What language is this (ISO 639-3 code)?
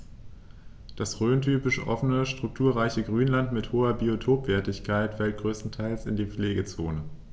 deu